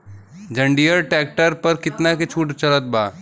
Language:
Bhojpuri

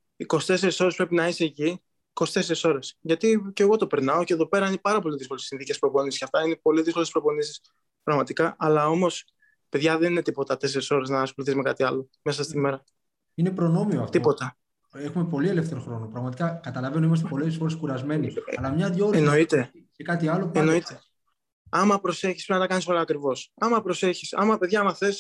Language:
Greek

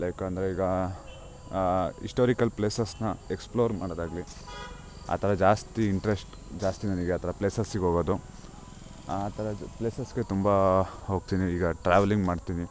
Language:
Kannada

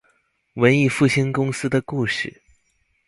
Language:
Chinese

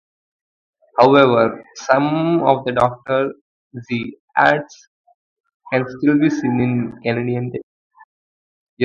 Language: English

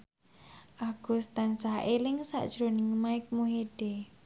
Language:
Javanese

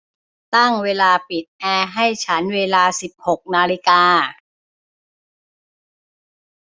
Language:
Thai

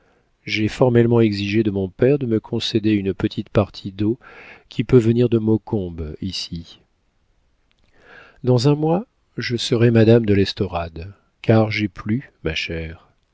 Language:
French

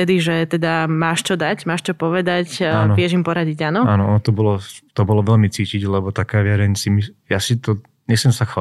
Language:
Slovak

